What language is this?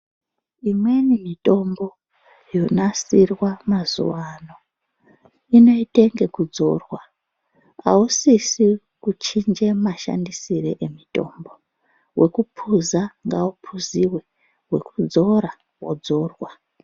Ndau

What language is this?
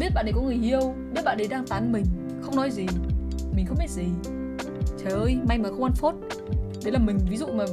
Vietnamese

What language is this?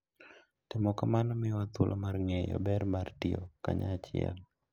Luo (Kenya and Tanzania)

